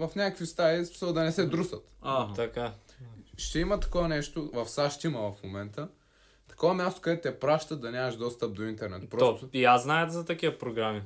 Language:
Bulgarian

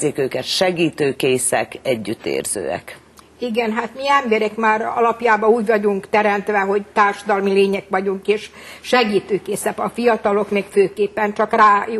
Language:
Hungarian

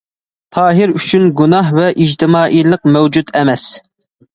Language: Uyghur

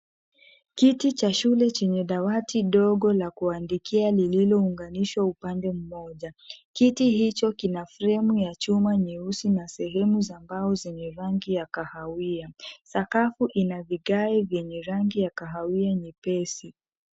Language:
Swahili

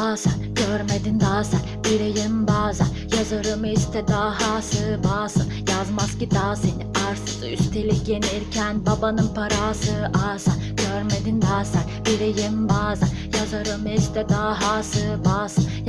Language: Turkish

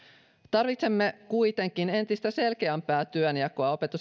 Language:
Finnish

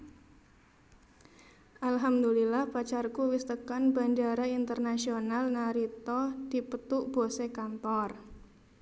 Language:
Javanese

